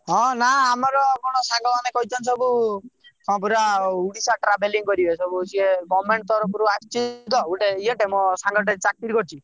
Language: Odia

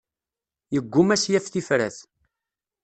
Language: Kabyle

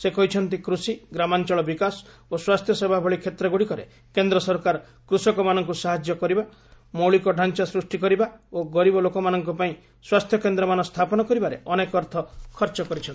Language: Odia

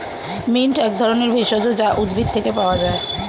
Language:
Bangla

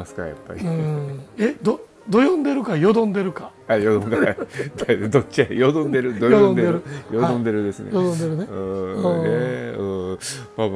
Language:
Japanese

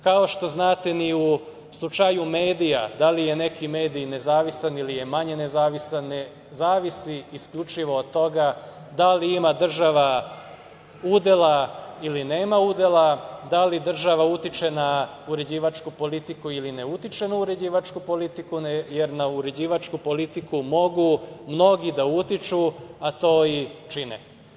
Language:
Serbian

